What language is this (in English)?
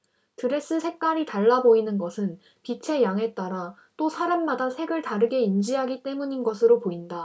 Korean